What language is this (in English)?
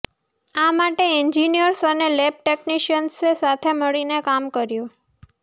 Gujarati